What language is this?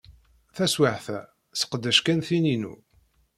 Kabyle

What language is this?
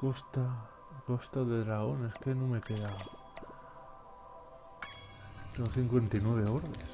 Spanish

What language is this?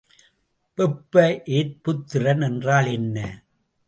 Tamil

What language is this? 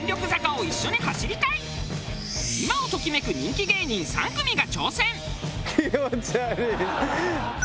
Japanese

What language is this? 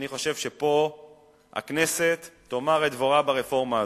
Hebrew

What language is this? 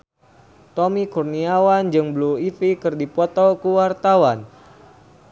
Sundanese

